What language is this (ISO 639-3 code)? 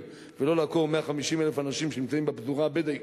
heb